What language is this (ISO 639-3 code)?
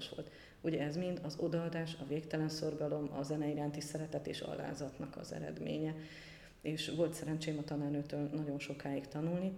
hun